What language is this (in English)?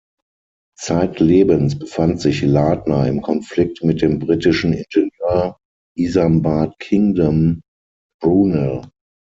German